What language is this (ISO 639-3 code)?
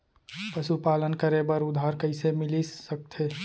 hne